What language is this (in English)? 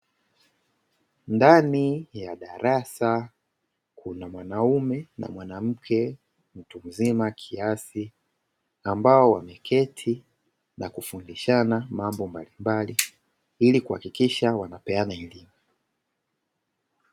Swahili